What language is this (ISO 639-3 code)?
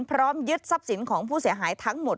tha